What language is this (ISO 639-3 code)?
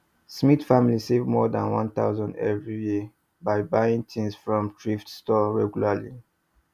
pcm